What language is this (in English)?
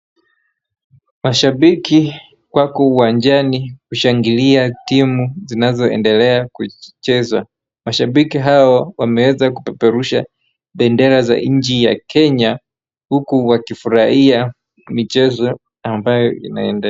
Swahili